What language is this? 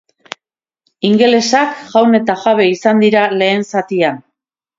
Basque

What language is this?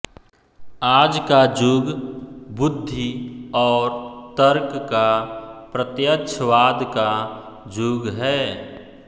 Hindi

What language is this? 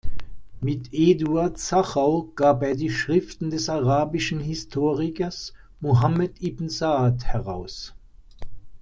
German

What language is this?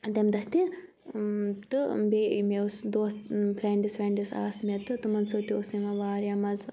Kashmiri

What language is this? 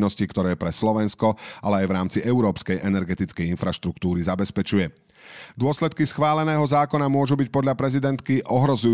Slovak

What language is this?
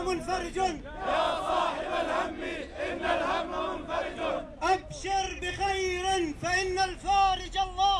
Arabic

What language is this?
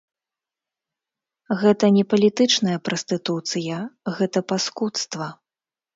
Belarusian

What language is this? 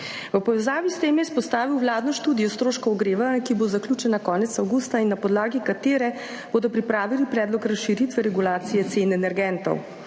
Slovenian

